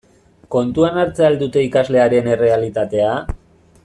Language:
Basque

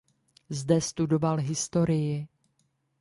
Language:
Czech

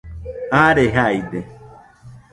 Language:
Nüpode Huitoto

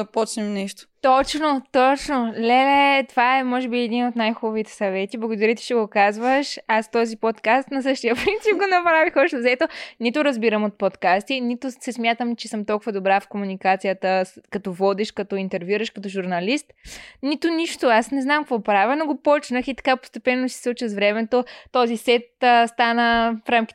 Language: Bulgarian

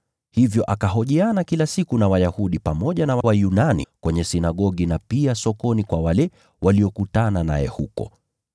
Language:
Swahili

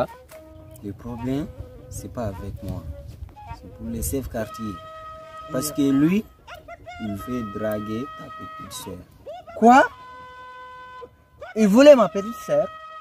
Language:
French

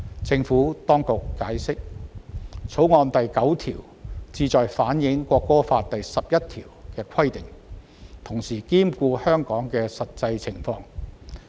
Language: Cantonese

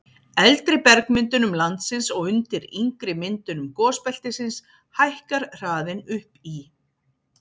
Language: Icelandic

